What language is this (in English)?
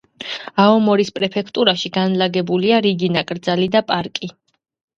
Georgian